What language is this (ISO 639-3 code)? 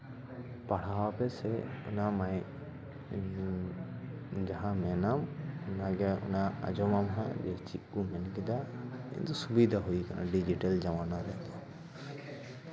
sat